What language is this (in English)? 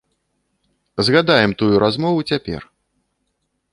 Belarusian